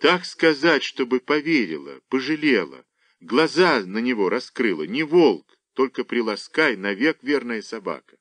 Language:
Russian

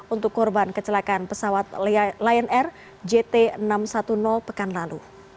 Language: Indonesian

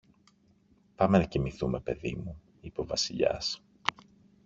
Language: Greek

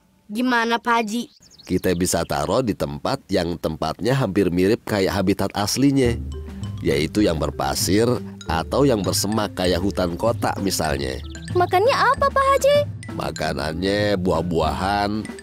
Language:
Indonesian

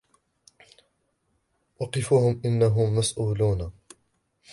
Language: Arabic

